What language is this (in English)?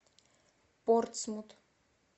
Russian